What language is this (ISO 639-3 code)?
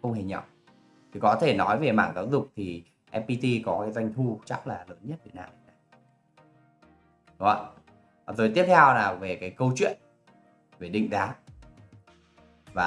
vie